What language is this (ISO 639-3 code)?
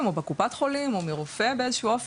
heb